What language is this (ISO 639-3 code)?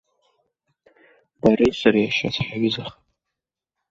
abk